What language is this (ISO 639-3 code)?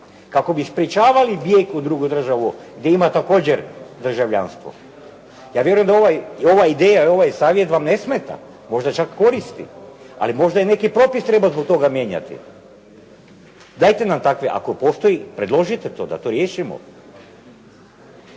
hrv